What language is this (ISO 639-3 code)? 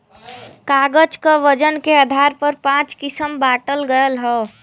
bho